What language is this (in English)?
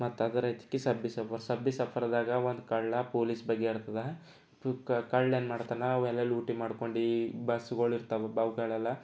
Kannada